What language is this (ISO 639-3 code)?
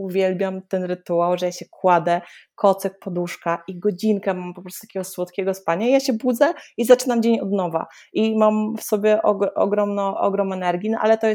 pol